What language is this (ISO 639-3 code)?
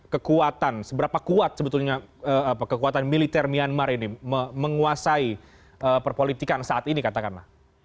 ind